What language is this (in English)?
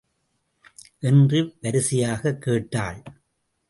Tamil